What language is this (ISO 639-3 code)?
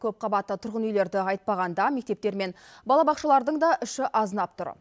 kaz